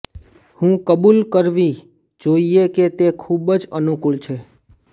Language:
Gujarati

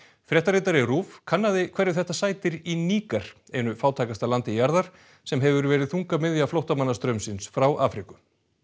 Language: Icelandic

